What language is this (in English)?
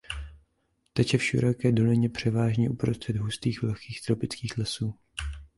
Czech